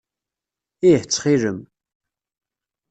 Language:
Kabyle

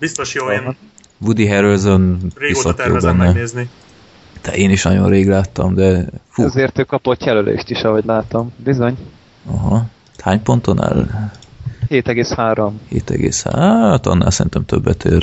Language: Hungarian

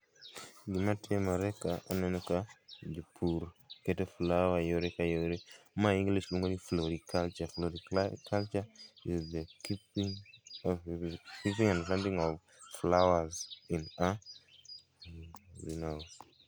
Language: Luo (Kenya and Tanzania)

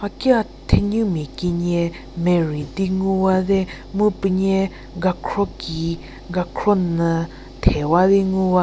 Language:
Angami Naga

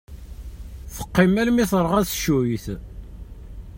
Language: Kabyle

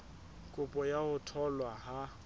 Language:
Southern Sotho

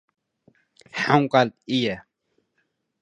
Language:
Tigrinya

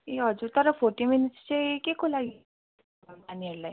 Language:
Nepali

